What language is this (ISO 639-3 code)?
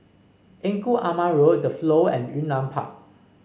eng